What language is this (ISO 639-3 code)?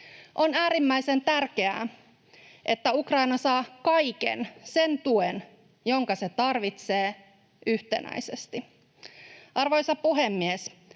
fin